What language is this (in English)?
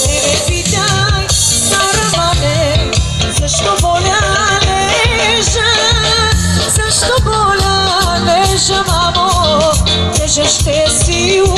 Romanian